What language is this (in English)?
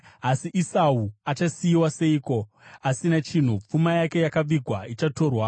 Shona